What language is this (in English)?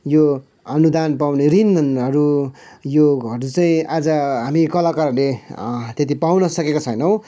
Nepali